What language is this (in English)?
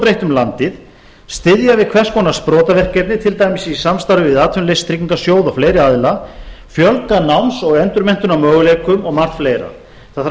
Icelandic